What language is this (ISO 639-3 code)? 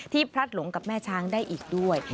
tha